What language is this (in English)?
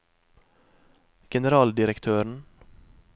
Norwegian